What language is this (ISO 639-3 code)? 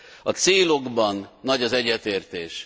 hun